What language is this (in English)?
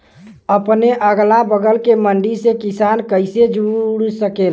Bhojpuri